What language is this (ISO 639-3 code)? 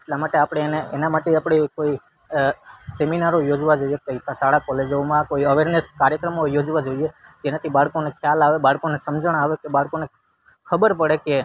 guj